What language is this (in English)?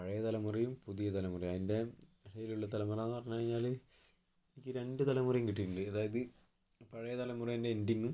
Malayalam